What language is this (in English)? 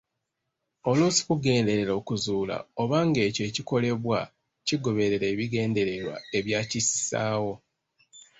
Ganda